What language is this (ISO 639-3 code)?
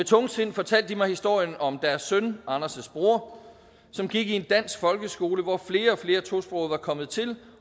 dan